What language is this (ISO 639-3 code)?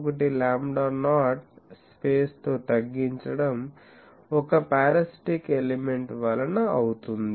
tel